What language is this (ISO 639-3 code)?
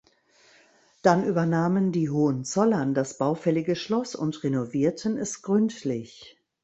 deu